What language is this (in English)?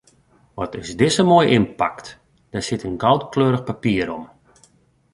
Western Frisian